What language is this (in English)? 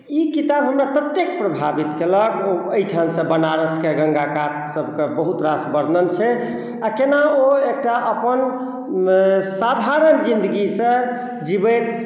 Maithili